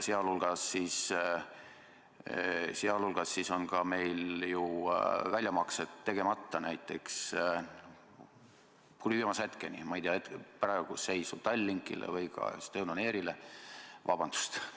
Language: Estonian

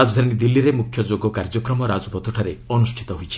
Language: Odia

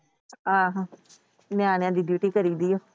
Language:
Punjabi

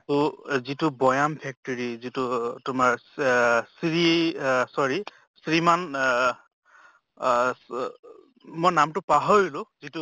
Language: Assamese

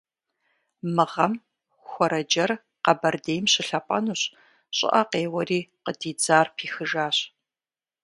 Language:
Kabardian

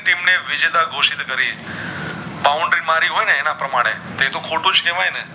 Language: Gujarati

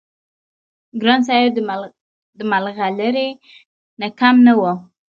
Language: Pashto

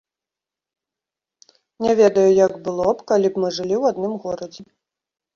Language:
Belarusian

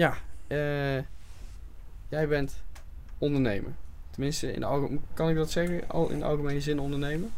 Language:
Dutch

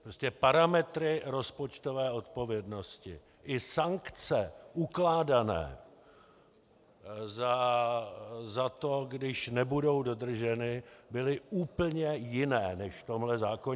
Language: Czech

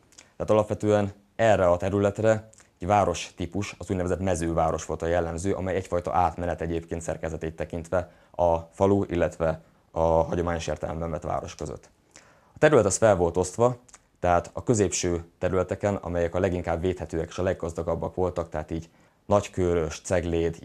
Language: Hungarian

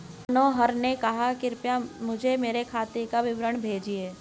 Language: Hindi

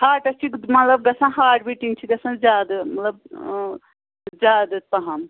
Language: Kashmiri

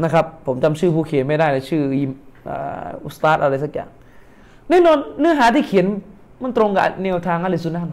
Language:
Thai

